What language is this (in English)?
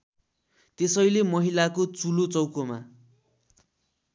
Nepali